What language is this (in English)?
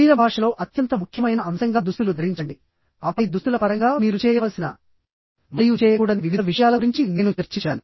Telugu